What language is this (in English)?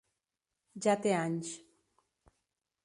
Catalan